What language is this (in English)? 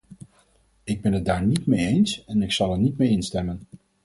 Dutch